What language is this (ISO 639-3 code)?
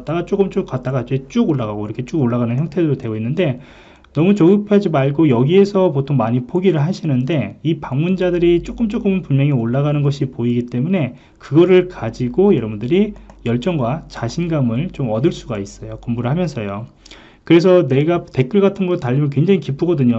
kor